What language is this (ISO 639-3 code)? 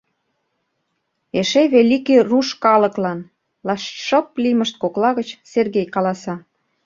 chm